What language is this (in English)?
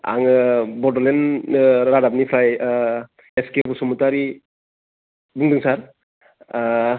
Bodo